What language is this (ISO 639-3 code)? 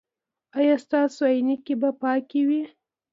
pus